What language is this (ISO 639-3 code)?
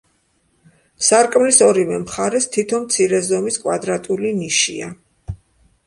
kat